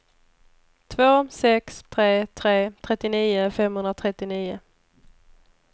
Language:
Swedish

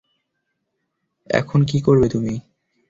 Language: Bangla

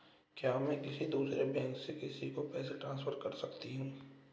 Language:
Hindi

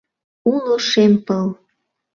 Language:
Mari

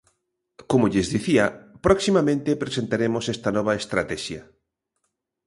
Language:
Galician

